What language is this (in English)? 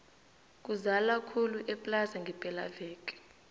South Ndebele